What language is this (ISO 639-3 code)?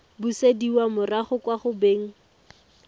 tsn